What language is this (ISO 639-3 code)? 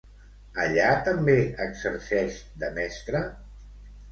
cat